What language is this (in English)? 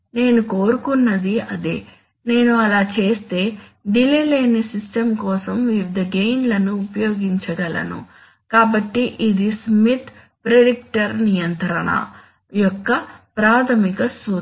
Telugu